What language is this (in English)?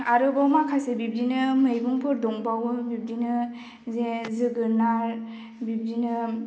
Bodo